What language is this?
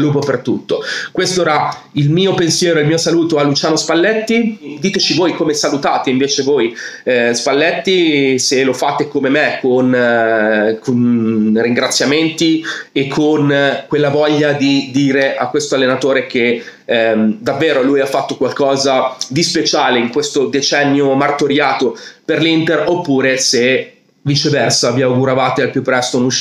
Italian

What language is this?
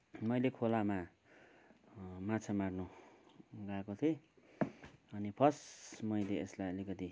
Nepali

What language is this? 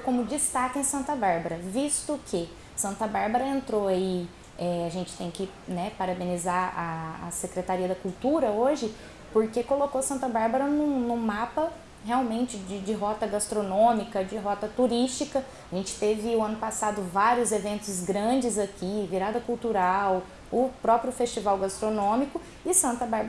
Portuguese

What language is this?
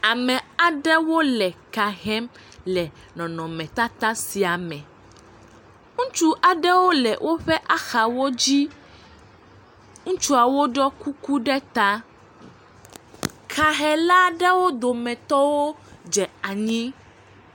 Ewe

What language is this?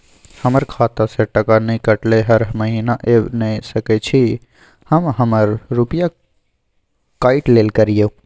Maithili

